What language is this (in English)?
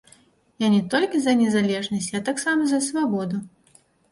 Belarusian